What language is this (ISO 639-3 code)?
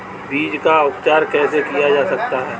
hin